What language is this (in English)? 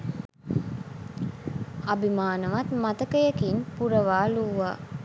Sinhala